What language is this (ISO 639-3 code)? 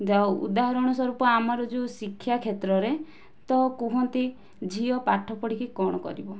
ori